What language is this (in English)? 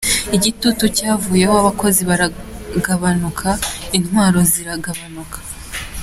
Kinyarwanda